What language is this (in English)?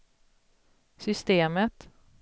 Swedish